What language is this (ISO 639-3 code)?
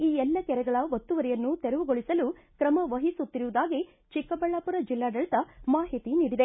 kan